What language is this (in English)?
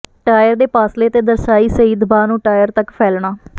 Punjabi